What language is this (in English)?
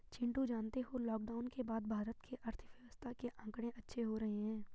Hindi